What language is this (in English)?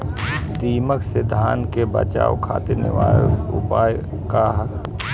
Bhojpuri